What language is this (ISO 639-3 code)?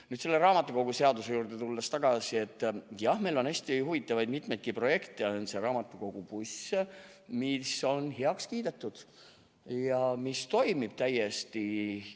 est